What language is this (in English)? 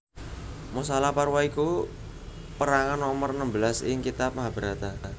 Javanese